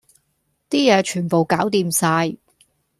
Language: Cantonese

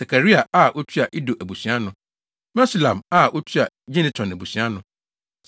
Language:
Akan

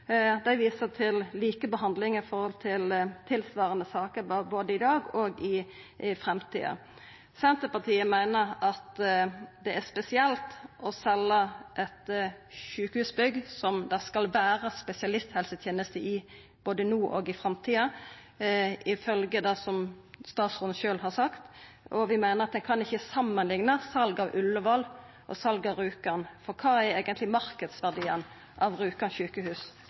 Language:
Norwegian Nynorsk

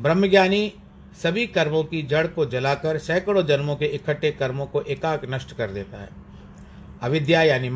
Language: Hindi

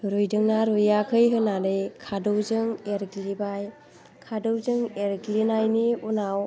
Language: Bodo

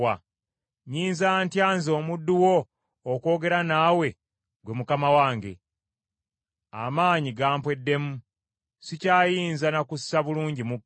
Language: Ganda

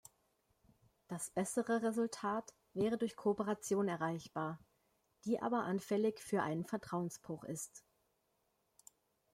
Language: German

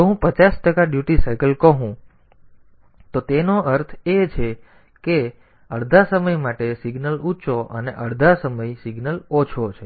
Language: Gujarati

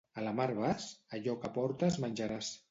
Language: Catalan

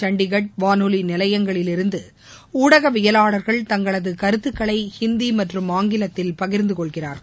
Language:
Tamil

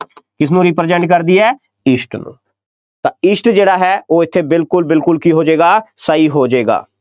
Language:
Punjabi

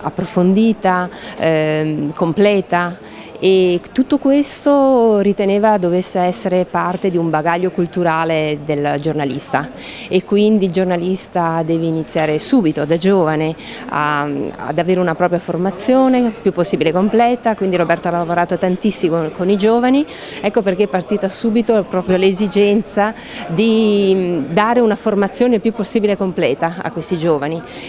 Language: Italian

